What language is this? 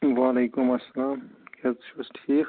Kashmiri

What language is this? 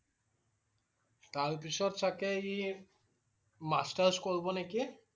Assamese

